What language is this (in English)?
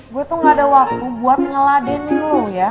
Indonesian